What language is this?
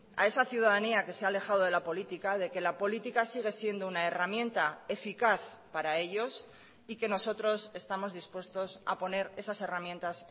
Spanish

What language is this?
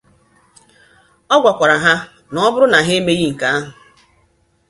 Igbo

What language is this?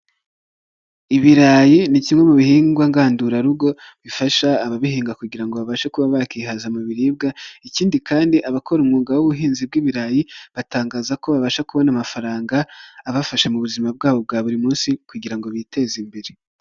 Kinyarwanda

